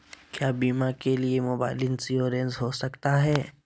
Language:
Magahi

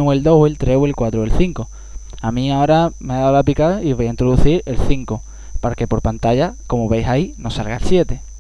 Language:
Spanish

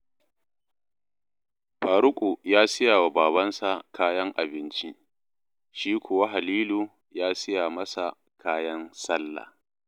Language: Hausa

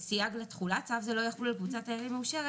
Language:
Hebrew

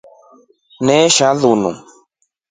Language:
Rombo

